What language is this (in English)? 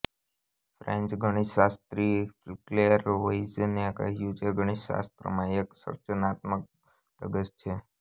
Gujarati